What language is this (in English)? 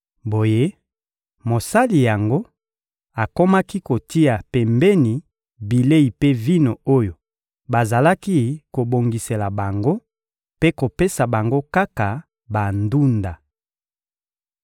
Lingala